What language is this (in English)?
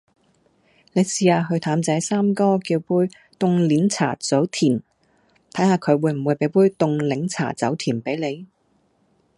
Cantonese